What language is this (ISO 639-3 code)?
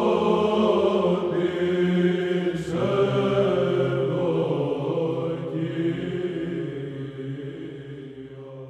ell